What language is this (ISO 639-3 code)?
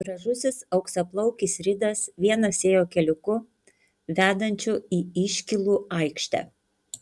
lit